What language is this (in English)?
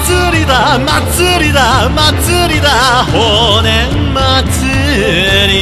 Japanese